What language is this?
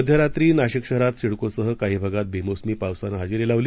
Marathi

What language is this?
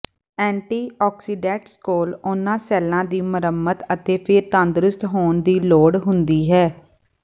Punjabi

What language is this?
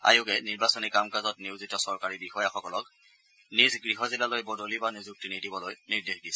Assamese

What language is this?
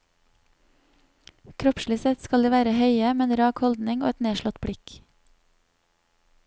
Norwegian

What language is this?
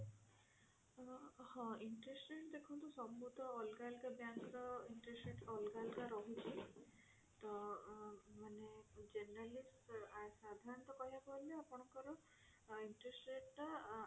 Odia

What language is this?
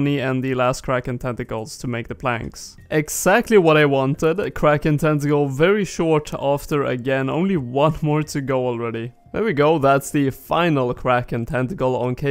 English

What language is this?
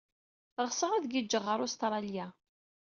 Kabyle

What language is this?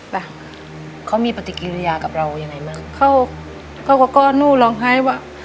Thai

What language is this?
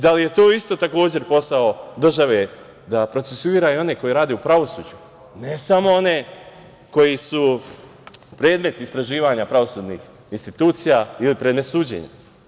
Serbian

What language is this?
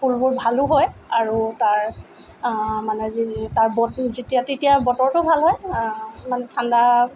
Assamese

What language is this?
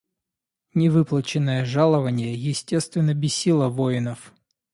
Russian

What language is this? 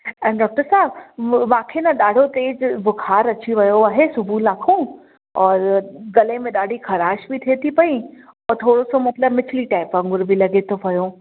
Sindhi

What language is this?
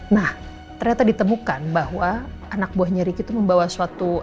Indonesian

